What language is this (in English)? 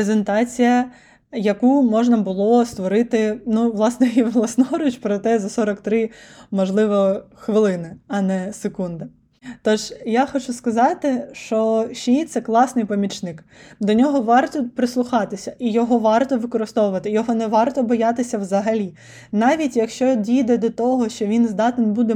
Ukrainian